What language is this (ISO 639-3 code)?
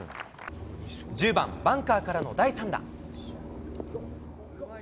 jpn